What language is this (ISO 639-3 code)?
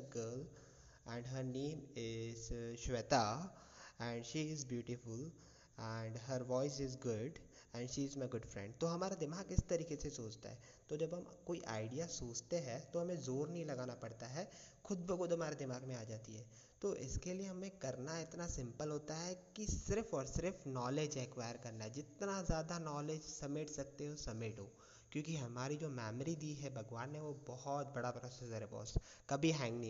hin